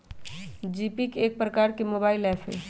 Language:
Magahi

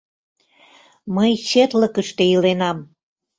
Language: Mari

